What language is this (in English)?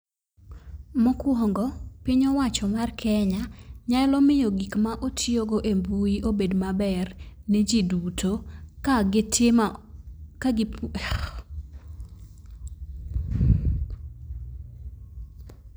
Luo (Kenya and Tanzania)